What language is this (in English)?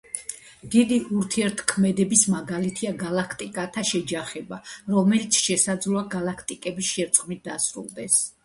Georgian